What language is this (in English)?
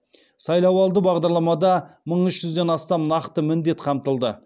Kazakh